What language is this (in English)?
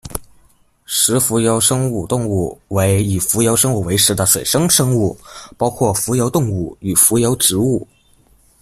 Chinese